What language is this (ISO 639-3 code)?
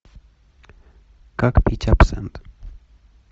rus